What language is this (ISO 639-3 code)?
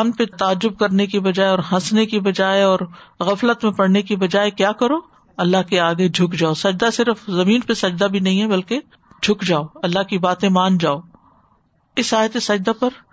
urd